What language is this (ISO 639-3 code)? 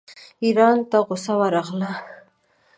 pus